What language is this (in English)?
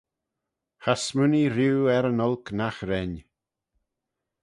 Manx